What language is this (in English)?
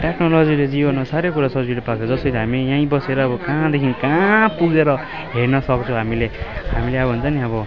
Nepali